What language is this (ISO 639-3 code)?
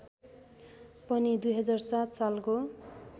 nep